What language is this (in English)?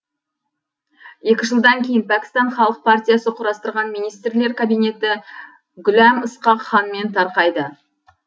Kazakh